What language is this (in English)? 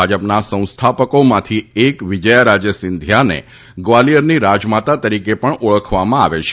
Gujarati